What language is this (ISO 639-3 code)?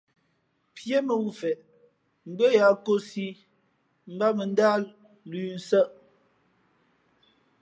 fmp